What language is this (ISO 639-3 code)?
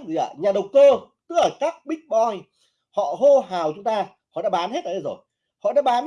vie